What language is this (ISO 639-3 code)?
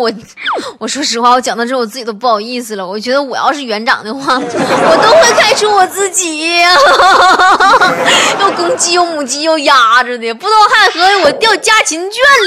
zho